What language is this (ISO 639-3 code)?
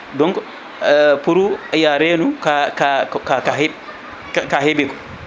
ful